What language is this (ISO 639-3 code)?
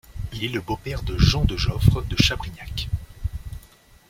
fra